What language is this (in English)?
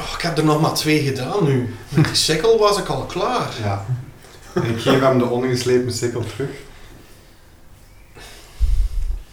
Dutch